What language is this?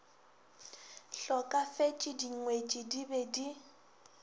Northern Sotho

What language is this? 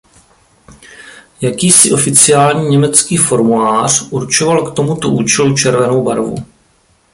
Czech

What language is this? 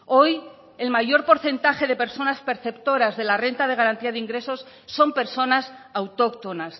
Spanish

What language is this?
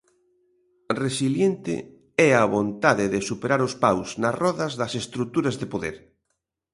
Galician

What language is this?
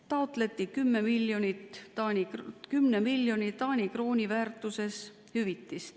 Estonian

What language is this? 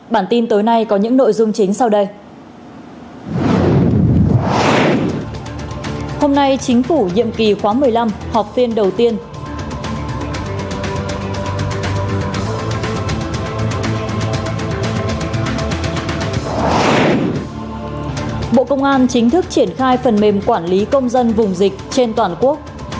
Vietnamese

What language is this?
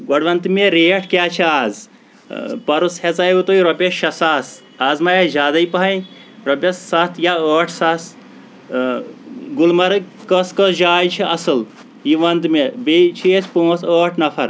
Kashmiri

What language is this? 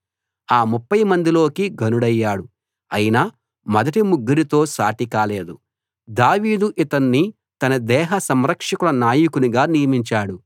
Telugu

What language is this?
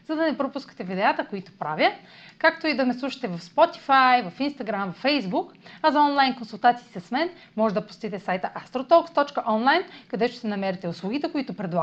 Bulgarian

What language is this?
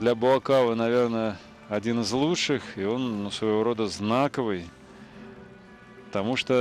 Russian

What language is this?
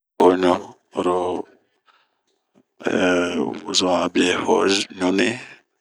Bomu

